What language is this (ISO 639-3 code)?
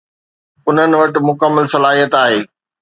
snd